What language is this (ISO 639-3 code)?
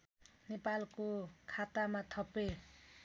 nep